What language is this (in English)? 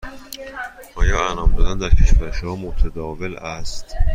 Persian